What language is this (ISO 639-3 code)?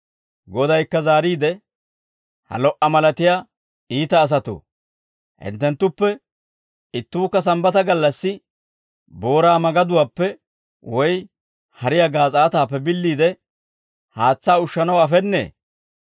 dwr